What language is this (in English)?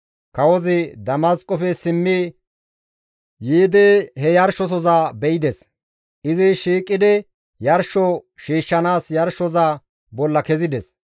Gamo